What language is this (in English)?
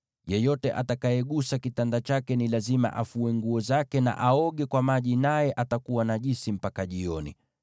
Swahili